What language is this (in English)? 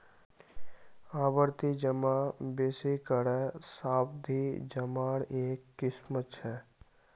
Magahi